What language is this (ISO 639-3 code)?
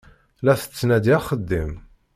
kab